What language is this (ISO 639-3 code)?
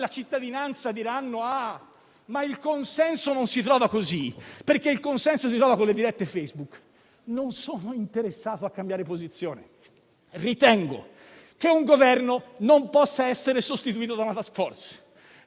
ita